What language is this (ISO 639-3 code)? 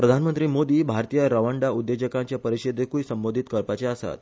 kok